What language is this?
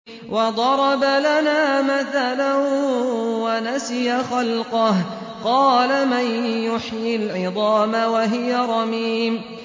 Arabic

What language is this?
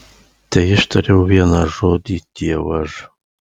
Lithuanian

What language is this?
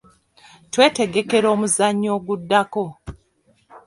Ganda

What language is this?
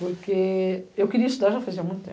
Portuguese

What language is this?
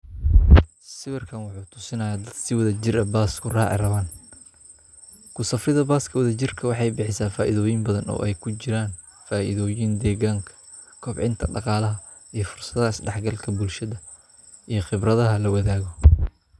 Somali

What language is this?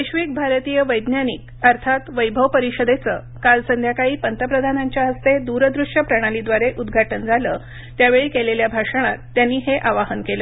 Marathi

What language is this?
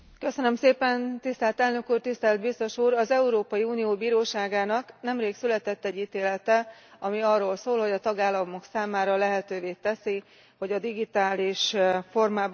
Hungarian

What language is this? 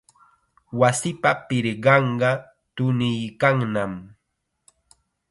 Chiquián Ancash Quechua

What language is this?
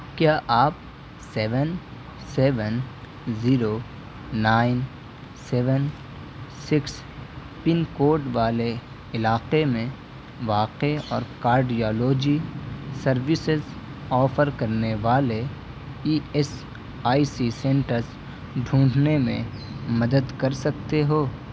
Urdu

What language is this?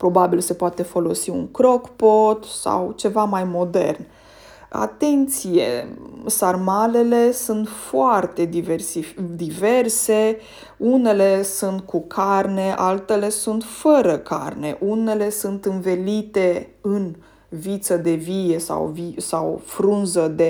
Romanian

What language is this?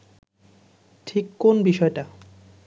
Bangla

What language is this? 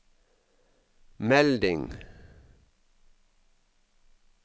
Norwegian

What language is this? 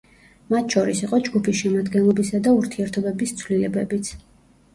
Georgian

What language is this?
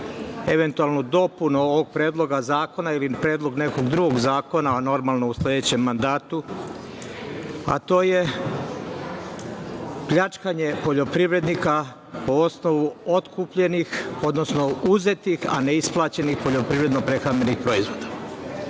Serbian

